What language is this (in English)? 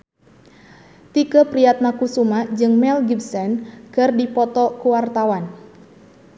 Sundanese